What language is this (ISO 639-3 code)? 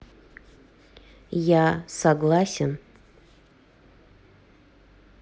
rus